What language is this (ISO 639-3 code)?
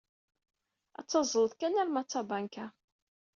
kab